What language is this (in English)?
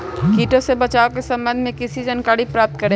Magahi